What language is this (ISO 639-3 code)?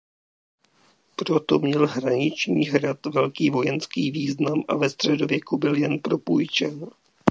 ces